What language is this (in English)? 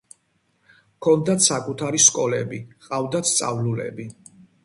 Georgian